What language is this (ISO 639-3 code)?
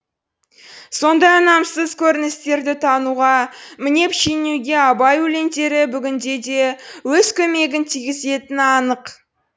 kaz